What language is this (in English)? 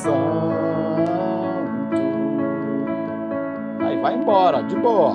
Portuguese